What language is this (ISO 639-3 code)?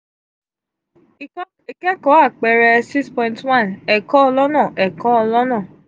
yor